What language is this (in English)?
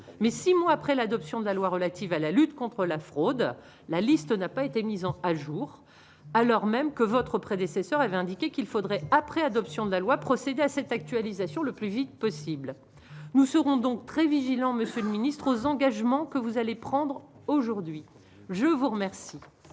French